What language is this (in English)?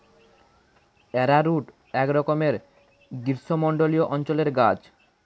Bangla